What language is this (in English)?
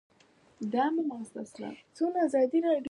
Pashto